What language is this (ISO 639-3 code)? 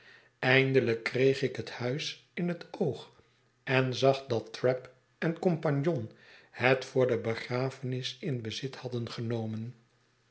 nld